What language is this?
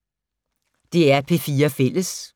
Danish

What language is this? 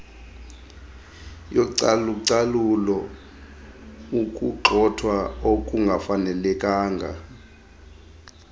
Xhosa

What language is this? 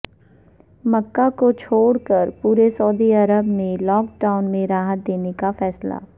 Urdu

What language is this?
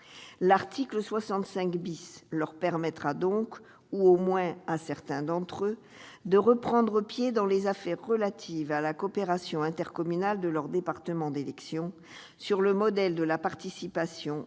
French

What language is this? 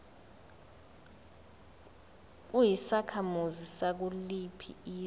Zulu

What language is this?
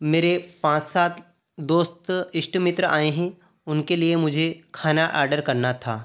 Hindi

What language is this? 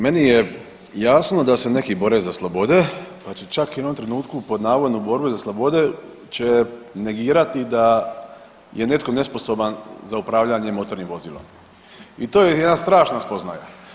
Croatian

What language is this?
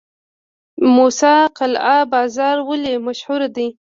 Pashto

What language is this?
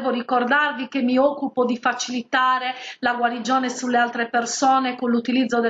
Italian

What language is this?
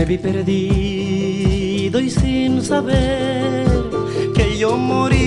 Romanian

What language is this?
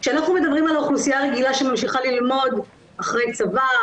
Hebrew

